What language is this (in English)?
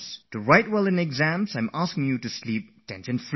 English